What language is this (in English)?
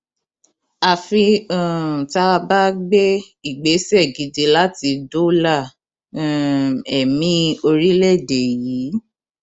Yoruba